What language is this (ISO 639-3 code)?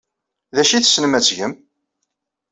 kab